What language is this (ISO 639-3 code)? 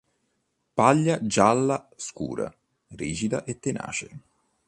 ita